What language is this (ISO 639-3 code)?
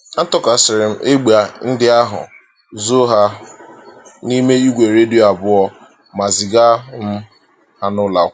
ibo